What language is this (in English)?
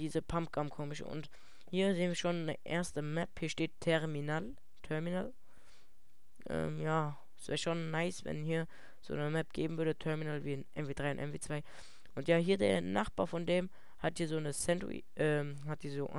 German